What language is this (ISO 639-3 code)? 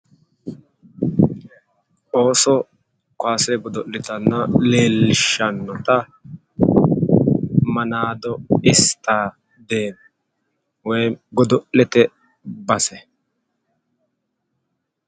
sid